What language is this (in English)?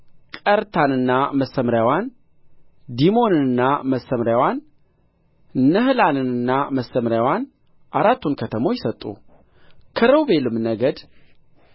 Amharic